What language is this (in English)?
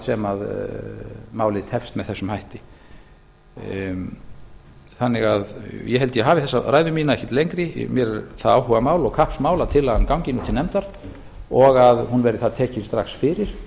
Icelandic